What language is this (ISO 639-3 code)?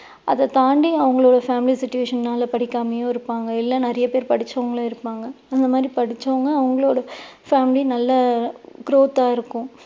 tam